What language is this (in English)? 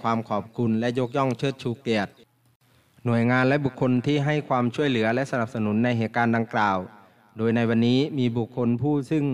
Thai